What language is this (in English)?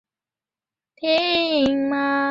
Chinese